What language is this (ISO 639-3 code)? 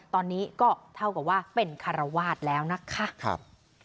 tha